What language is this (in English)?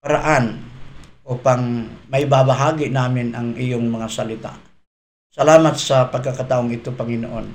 Filipino